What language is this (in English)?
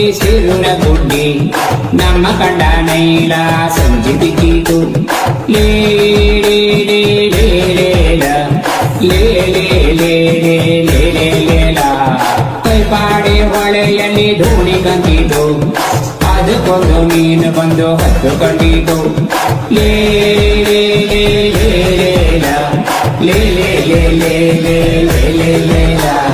Arabic